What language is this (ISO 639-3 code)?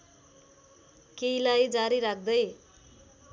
nep